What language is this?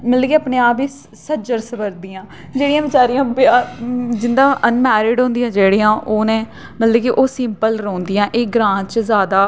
Dogri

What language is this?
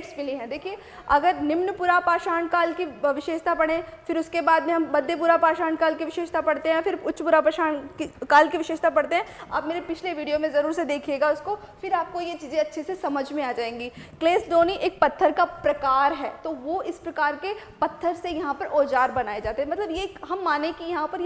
Hindi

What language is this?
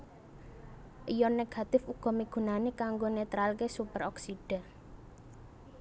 Javanese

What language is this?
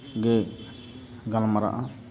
Santali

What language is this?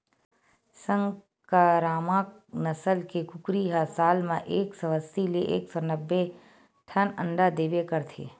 Chhattisgarhi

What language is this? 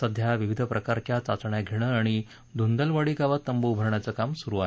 Marathi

